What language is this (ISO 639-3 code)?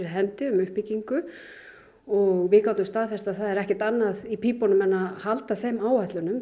isl